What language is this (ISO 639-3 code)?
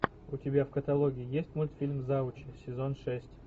rus